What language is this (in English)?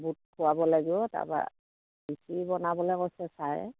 Assamese